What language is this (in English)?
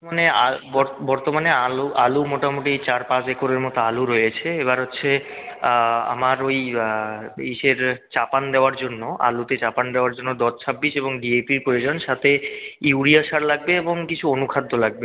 Bangla